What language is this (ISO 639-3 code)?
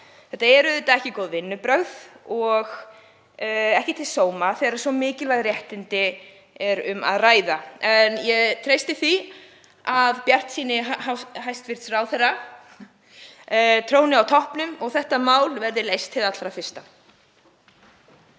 isl